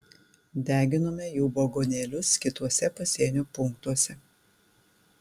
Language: Lithuanian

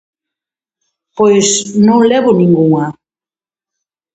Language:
Galician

